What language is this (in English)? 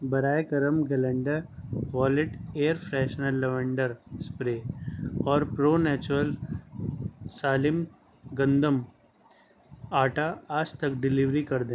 Urdu